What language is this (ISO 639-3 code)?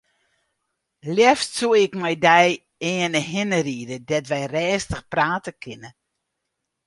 fry